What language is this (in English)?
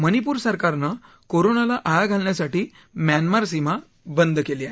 Marathi